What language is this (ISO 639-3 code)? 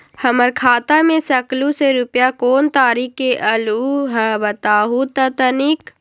mag